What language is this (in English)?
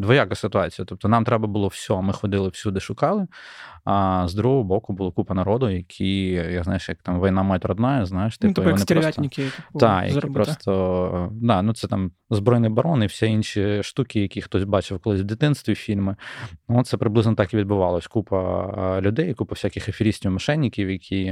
Ukrainian